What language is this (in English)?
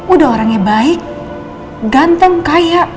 Indonesian